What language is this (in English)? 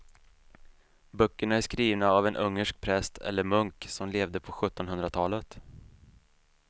Swedish